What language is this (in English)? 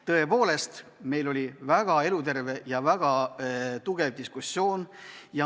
Estonian